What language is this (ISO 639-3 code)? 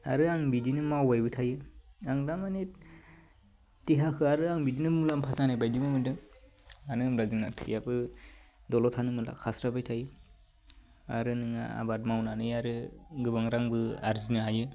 brx